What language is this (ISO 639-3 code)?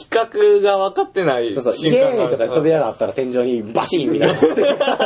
jpn